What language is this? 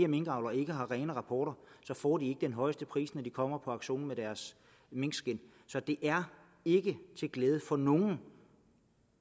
Danish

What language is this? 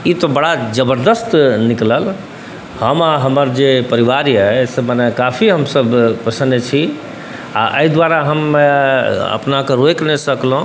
Maithili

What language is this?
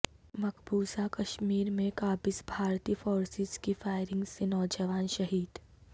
Urdu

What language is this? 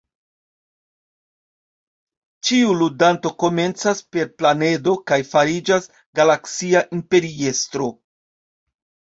Esperanto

